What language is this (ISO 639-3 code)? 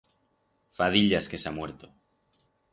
arg